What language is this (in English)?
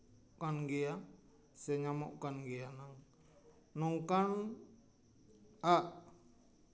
Santali